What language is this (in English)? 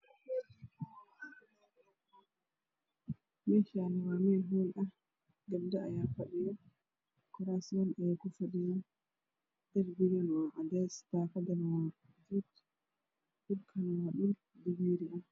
Somali